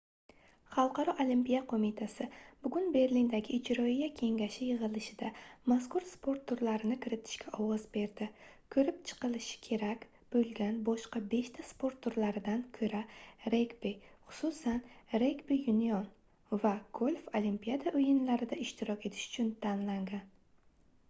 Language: Uzbek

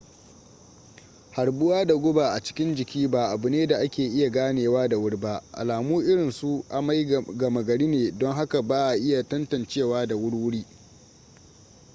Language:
Hausa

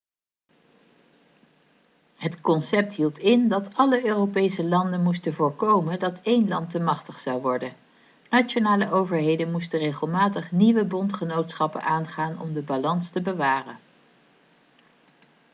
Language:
Dutch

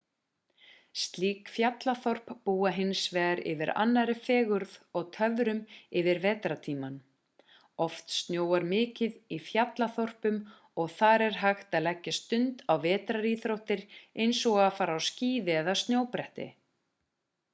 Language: Icelandic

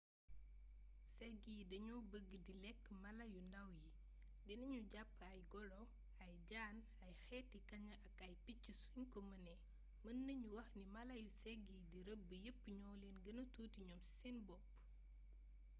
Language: Wolof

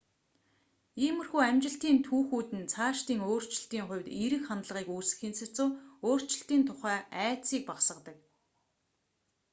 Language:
Mongolian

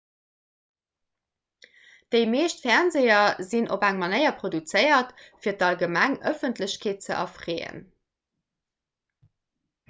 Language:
Luxembourgish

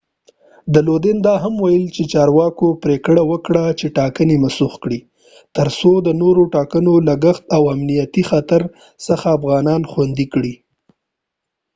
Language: Pashto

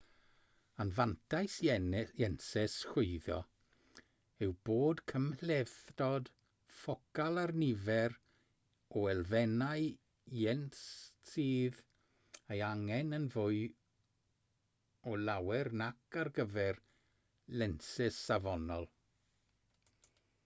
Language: Welsh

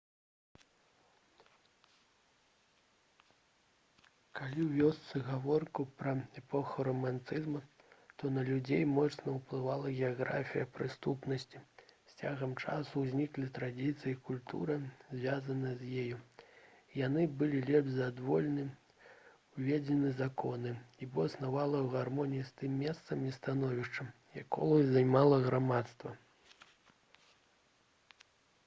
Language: Belarusian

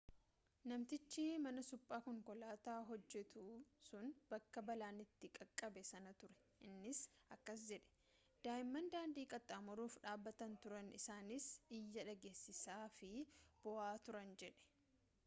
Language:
Oromo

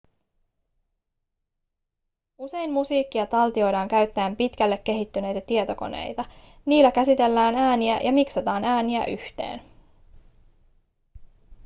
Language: Finnish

